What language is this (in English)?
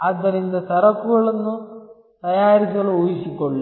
Kannada